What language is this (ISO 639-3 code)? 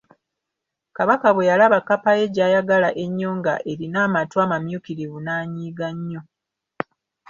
lug